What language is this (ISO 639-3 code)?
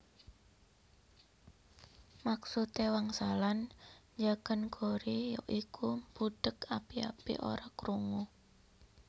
jav